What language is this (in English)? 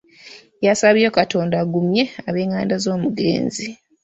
Ganda